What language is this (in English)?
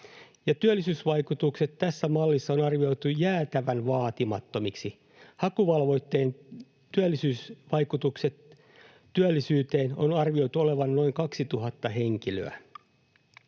Finnish